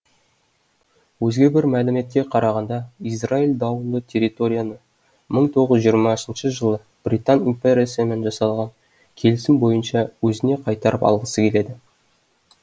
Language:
Kazakh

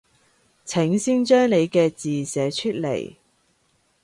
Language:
Cantonese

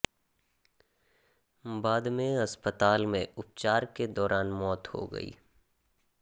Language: Hindi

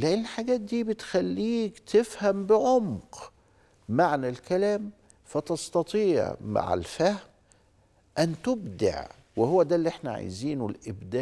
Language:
Arabic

